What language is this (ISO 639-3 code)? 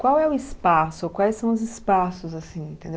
por